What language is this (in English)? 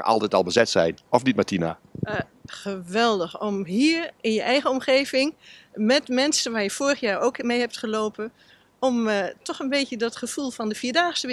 Dutch